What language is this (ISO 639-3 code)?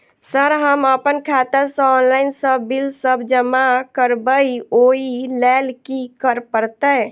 mai